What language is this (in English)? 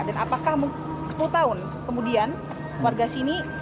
Indonesian